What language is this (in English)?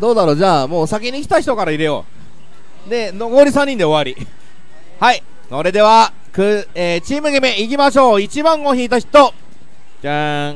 Japanese